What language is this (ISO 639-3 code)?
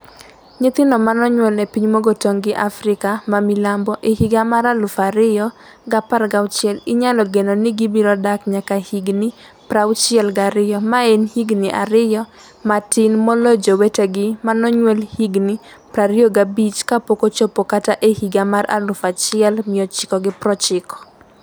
luo